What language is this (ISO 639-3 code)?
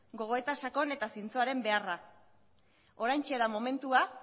eus